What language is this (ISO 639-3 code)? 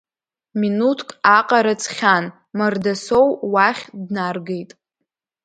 abk